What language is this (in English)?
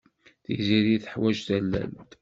Kabyle